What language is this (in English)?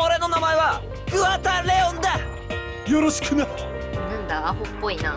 Japanese